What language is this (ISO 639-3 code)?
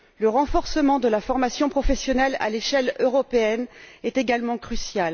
fra